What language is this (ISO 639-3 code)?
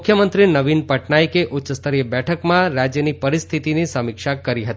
guj